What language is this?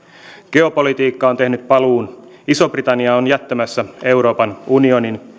Finnish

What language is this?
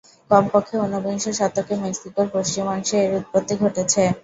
Bangla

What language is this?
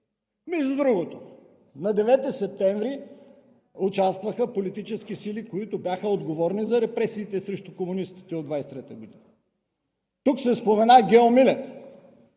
Bulgarian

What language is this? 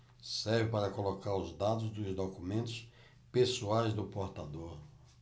Portuguese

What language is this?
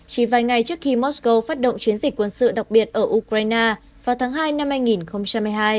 Vietnamese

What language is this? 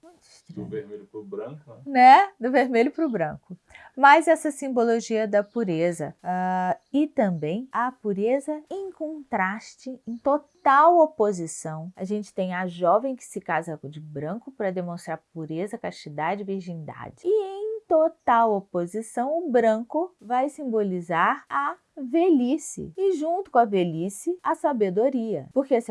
Portuguese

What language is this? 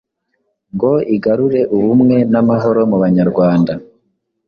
Kinyarwanda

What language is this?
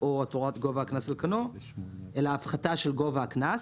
Hebrew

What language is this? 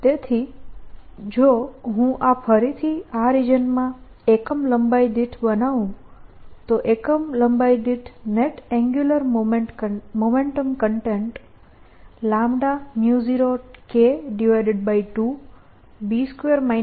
Gujarati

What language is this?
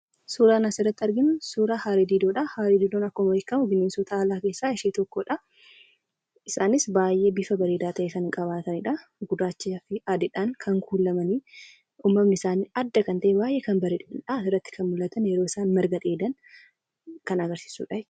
Oromo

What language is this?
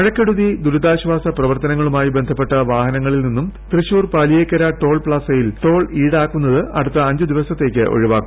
Malayalam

